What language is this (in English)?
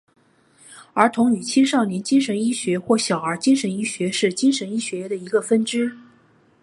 Chinese